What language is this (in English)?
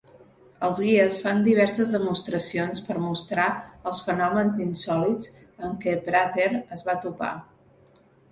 Catalan